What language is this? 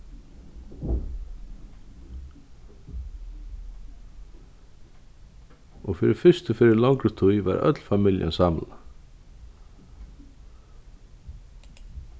Faroese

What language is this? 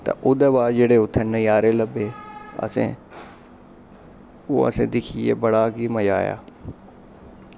Dogri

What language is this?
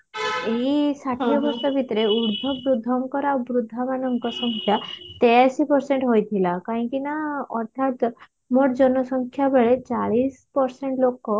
Odia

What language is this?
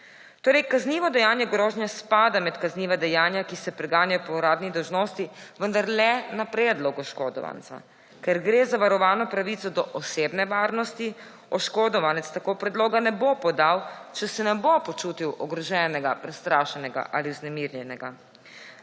Slovenian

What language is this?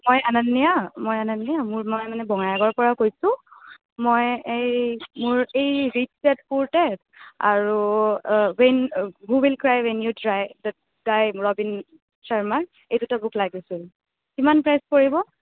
Assamese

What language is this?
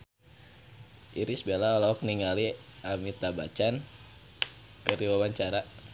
Sundanese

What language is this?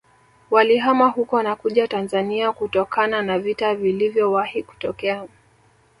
Swahili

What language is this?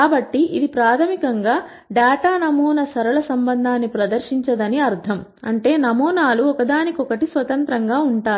Telugu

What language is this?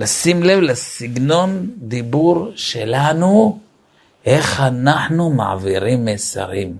Hebrew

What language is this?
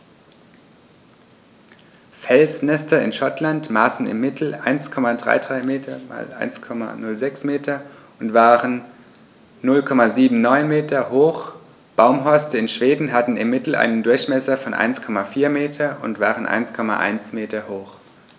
German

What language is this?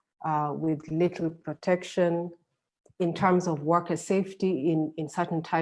English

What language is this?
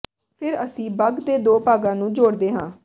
Punjabi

